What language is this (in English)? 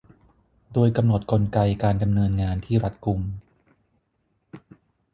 Thai